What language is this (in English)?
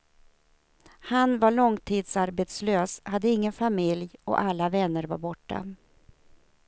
Swedish